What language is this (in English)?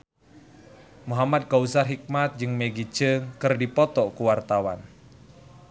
Sundanese